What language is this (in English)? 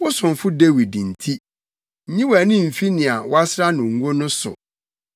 Akan